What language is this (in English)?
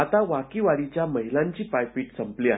Marathi